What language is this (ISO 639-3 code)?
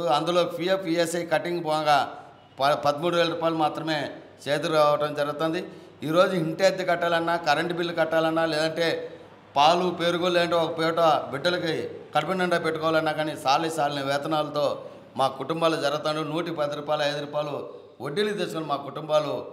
tel